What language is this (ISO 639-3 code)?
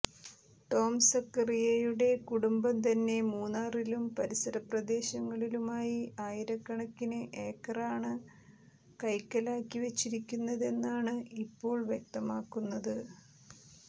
mal